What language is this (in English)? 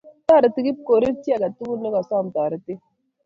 Kalenjin